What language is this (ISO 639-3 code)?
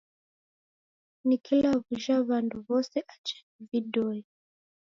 dav